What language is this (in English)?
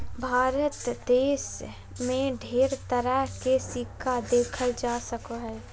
Magahi